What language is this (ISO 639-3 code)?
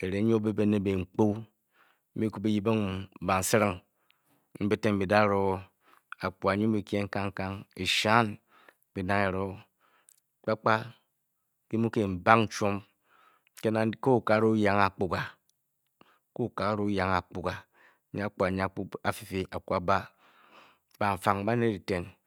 bky